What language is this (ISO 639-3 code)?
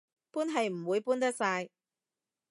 yue